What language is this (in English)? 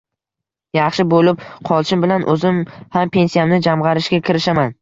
Uzbek